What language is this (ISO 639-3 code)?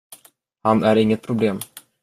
swe